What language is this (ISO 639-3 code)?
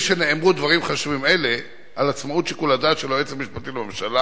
heb